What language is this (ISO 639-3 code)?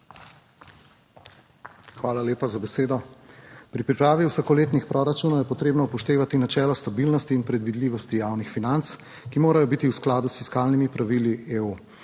slv